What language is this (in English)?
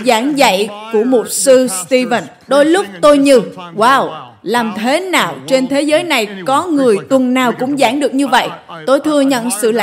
Vietnamese